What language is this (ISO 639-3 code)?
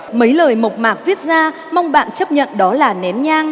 vie